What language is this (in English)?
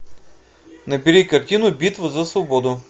Russian